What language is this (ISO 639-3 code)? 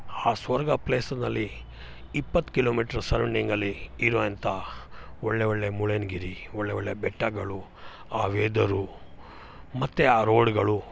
kan